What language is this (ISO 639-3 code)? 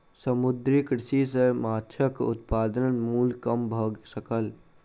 mai